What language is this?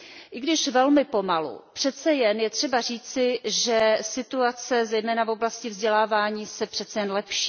Czech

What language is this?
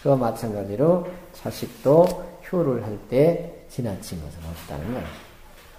Korean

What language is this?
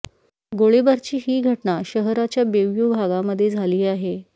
Marathi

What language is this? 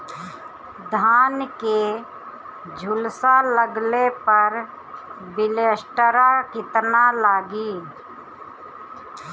Bhojpuri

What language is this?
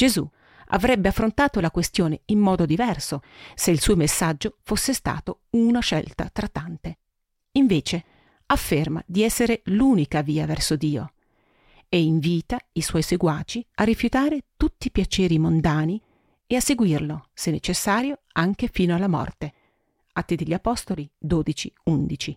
Italian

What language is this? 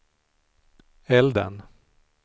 Swedish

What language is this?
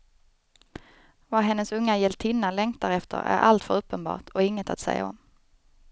Swedish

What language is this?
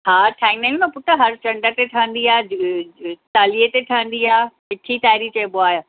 Sindhi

